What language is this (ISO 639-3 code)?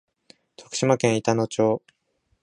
jpn